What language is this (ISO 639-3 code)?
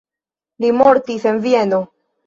epo